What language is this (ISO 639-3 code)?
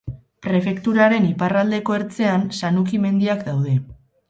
eus